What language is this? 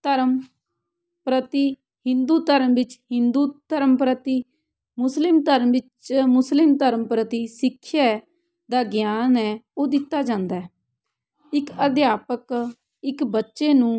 Punjabi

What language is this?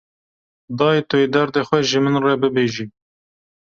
Kurdish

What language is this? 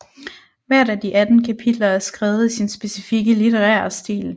Danish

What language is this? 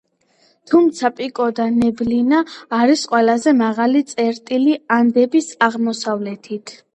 Georgian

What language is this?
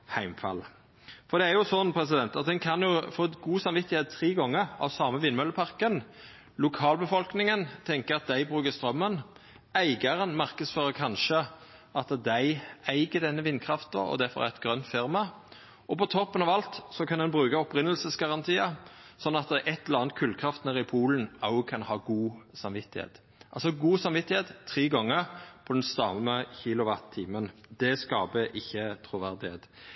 Norwegian Nynorsk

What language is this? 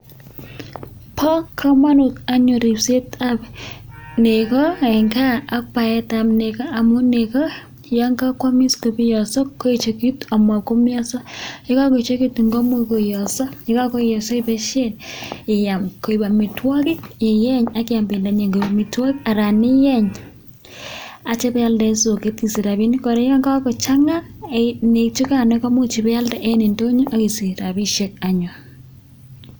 Kalenjin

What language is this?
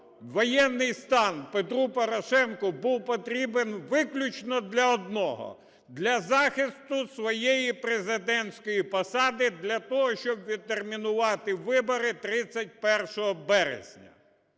Ukrainian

